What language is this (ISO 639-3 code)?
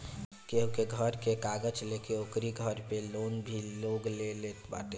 bho